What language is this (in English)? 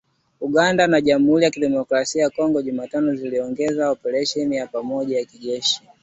Swahili